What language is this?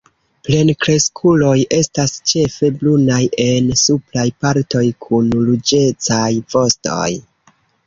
Esperanto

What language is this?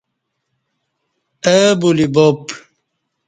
Kati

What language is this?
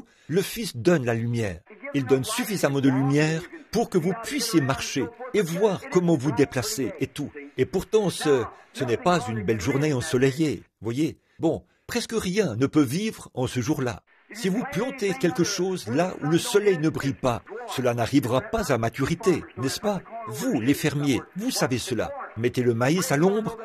French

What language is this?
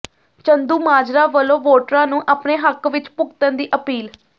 Punjabi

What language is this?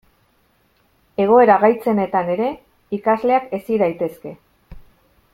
Basque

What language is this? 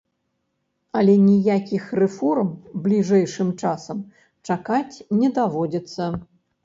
Belarusian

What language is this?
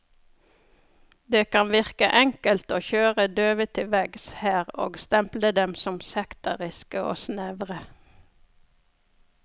Norwegian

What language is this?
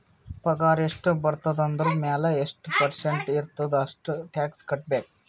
Kannada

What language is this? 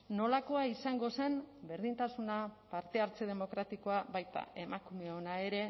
Basque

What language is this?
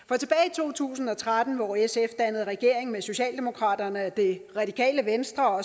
Danish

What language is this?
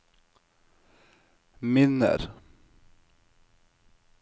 Norwegian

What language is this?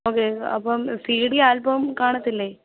Malayalam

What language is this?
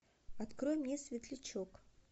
Russian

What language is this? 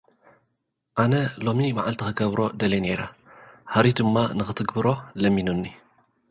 Tigrinya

